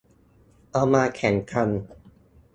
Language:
Thai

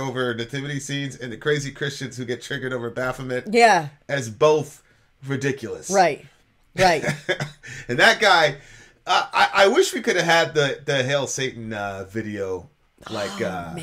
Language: English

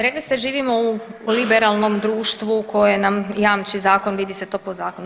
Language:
Croatian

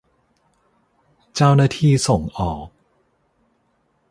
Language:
Thai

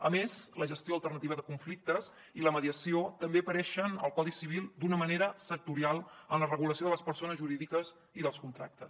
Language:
Catalan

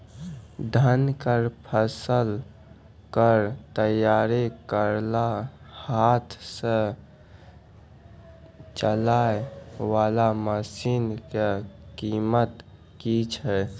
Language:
Maithili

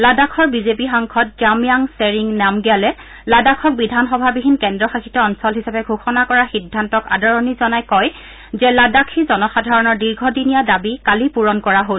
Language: Assamese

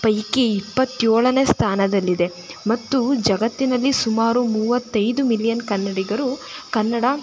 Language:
Kannada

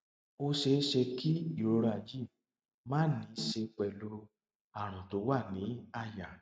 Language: Yoruba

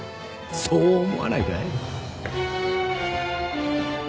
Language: Japanese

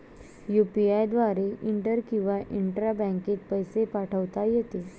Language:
Marathi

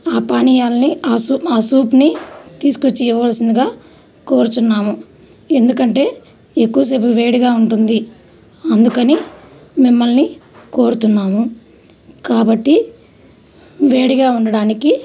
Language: Telugu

